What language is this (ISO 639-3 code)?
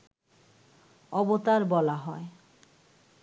ben